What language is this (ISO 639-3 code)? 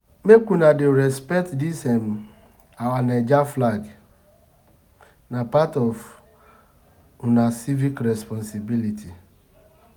pcm